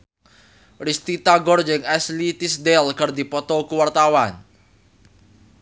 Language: Sundanese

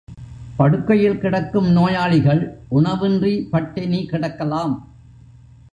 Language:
Tamil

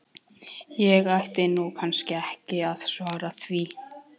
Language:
Icelandic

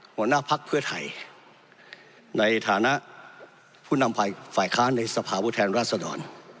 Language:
Thai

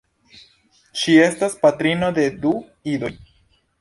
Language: Esperanto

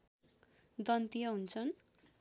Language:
Nepali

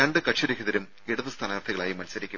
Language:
Malayalam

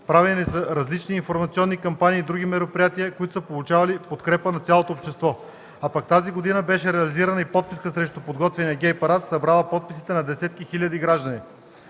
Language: Bulgarian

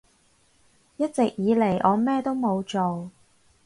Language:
Cantonese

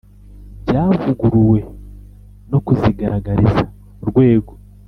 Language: Kinyarwanda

